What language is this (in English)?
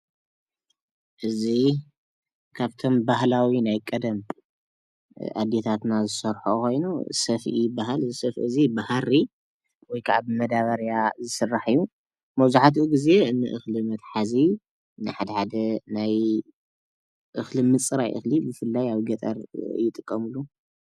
Tigrinya